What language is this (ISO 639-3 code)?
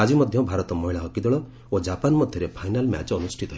ori